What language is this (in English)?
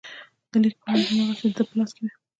Pashto